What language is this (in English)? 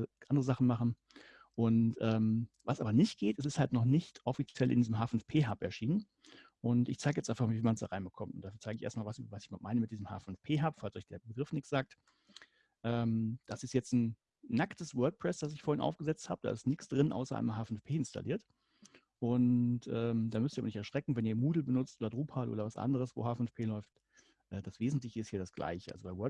German